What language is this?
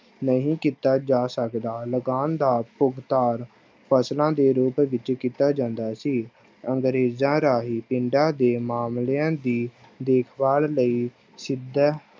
Punjabi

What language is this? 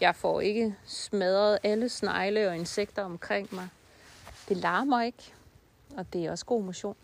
Danish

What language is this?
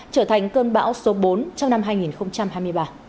Vietnamese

